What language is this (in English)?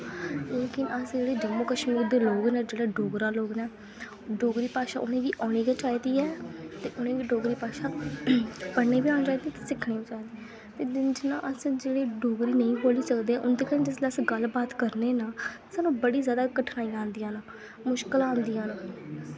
Dogri